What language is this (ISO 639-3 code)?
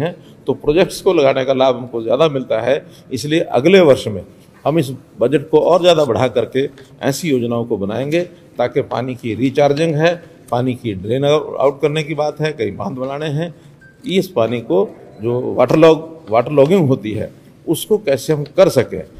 hin